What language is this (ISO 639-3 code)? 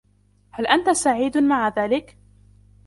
ara